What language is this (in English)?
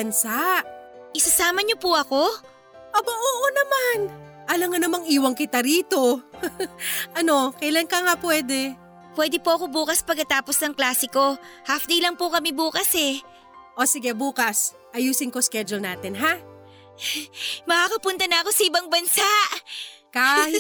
Filipino